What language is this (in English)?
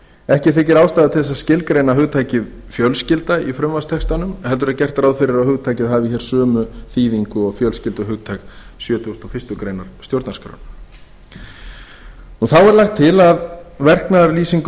Icelandic